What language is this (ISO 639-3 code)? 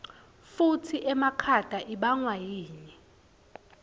ssw